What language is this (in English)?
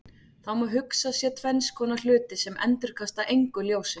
Icelandic